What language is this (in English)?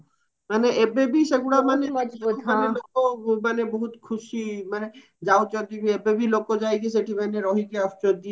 Odia